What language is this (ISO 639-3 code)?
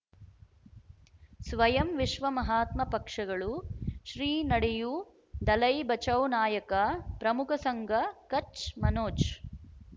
kan